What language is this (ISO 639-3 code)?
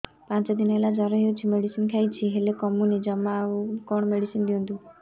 ori